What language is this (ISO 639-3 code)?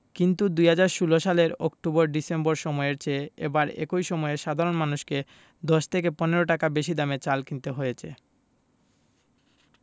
ben